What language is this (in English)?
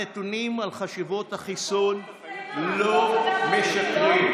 Hebrew